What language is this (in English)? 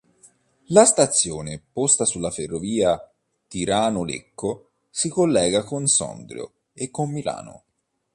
Italian